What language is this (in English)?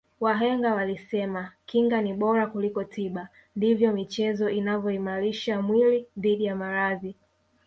Swahili